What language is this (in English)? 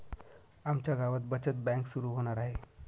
Marathi